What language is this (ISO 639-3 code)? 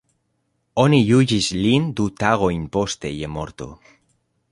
epo